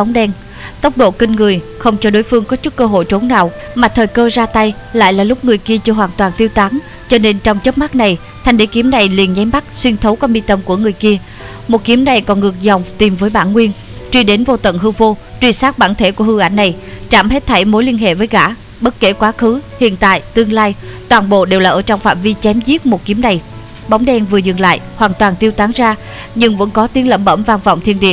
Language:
Vietnamese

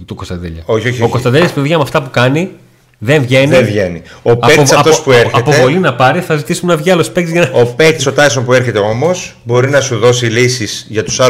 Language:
Greek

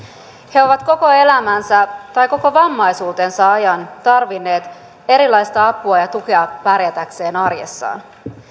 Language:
Finnish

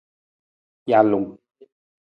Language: Nawdm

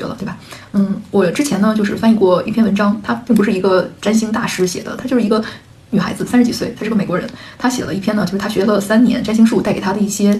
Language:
Chinese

